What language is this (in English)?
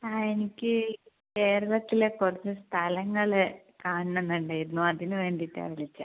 Malayalam